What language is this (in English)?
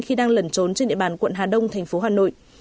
Vietnamese